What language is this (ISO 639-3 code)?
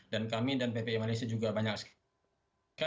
ind